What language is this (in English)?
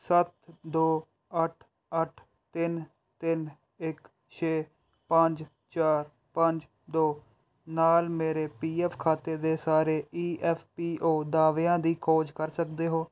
Punjabi